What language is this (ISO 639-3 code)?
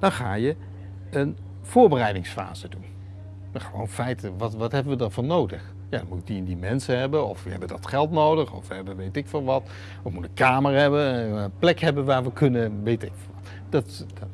nld